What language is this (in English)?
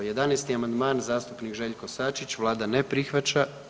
Croatian